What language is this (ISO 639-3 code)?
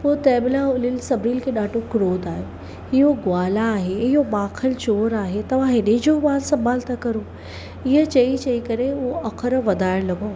snd